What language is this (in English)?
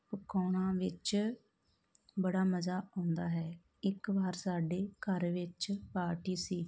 Punjabi